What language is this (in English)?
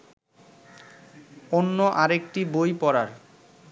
Bangla